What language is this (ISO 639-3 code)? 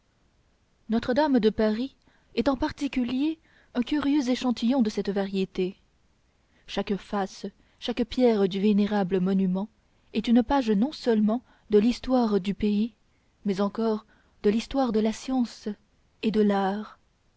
fra